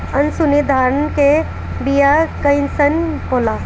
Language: Bhojpuri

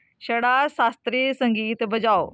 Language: Dogri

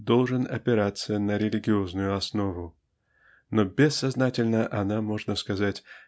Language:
Russian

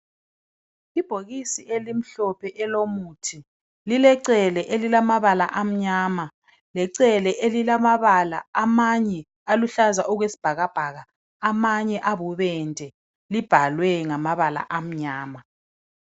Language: North Ndebele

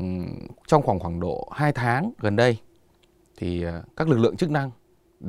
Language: Vietnamese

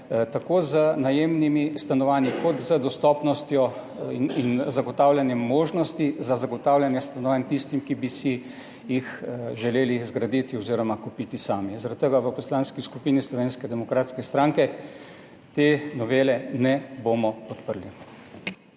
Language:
Slovenian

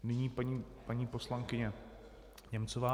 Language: Czech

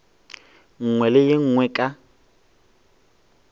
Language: Northern Sotho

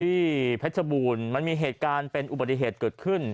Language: Thai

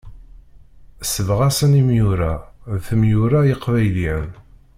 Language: Kabyle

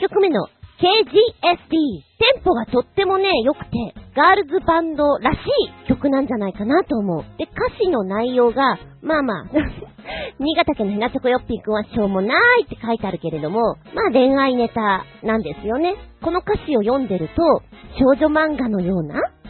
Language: Japanese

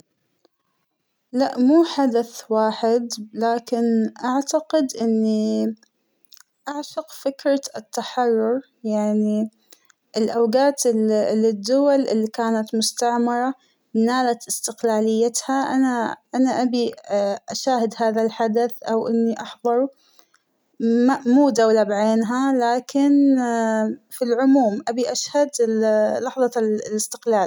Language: Hijazi Arabic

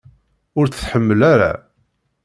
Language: Kabyle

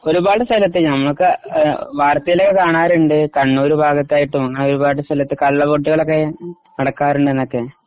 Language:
Malayalam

